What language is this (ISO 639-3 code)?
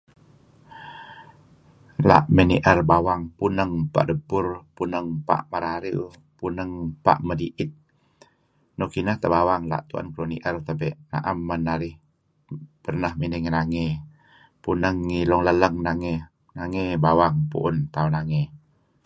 kzi